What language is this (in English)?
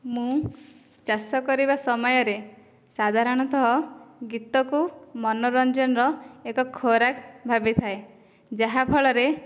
Odia